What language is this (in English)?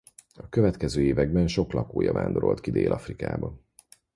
Hungarian